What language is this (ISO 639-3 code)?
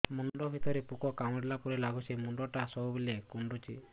ori